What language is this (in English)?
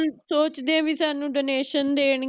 Punjabi